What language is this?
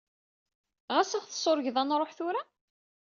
Kabyle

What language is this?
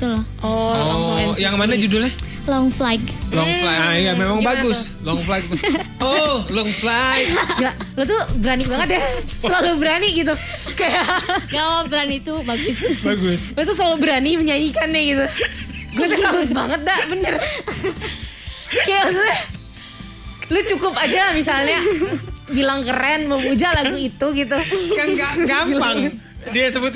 Indonesian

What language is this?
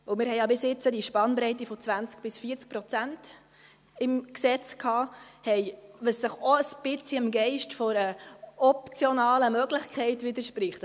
Swiss German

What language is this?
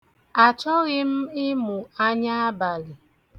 Igbo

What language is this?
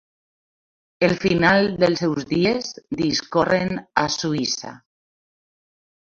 Catalan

